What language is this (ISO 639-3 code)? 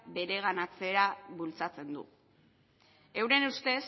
eus